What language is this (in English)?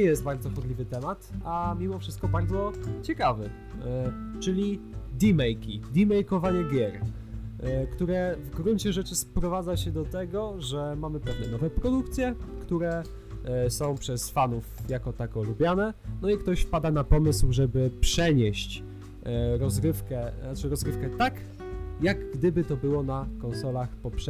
Polish